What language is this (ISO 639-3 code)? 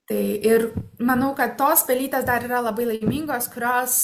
lit